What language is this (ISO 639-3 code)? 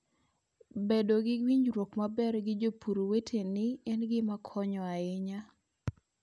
luo